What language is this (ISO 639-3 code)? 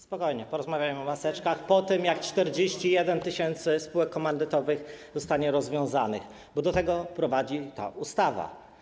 pol